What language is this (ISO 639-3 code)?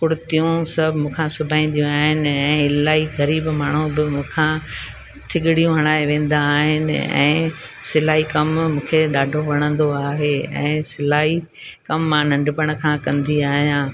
snd